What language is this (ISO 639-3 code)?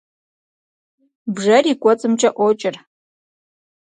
kbd